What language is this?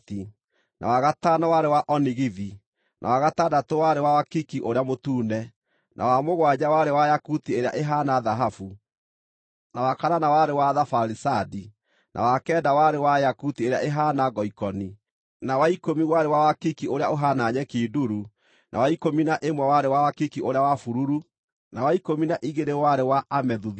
Kikuyu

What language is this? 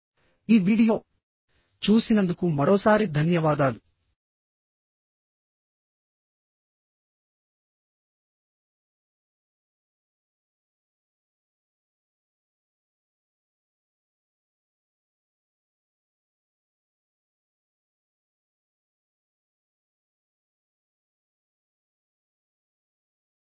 Telugu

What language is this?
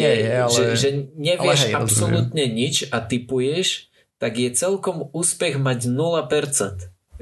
Slovak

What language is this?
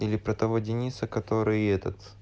Russian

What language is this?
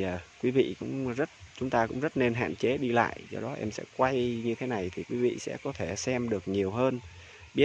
Vietnamese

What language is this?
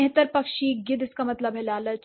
Hindi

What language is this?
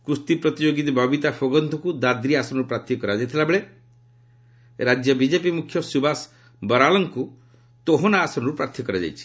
Odia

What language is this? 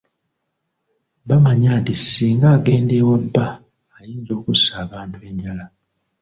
Ganda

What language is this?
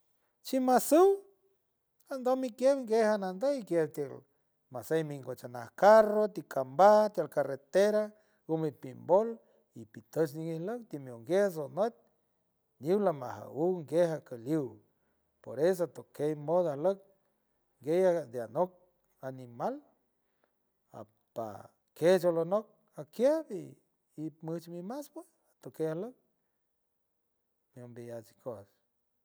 San Francisco Del Mar Huave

